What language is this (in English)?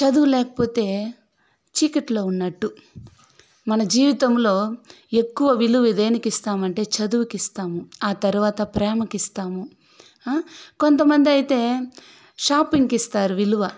Telugu